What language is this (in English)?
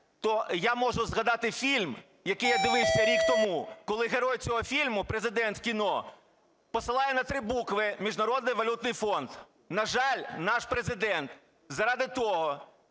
Ukrainian